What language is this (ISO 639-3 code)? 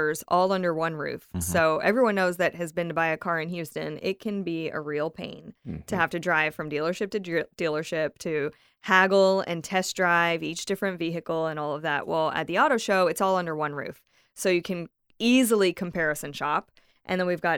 eng